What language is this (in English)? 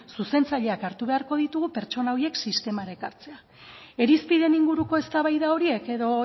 Basque